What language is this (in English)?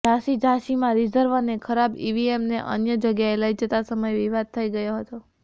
Gujarati